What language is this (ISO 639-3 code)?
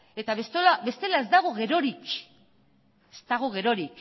eus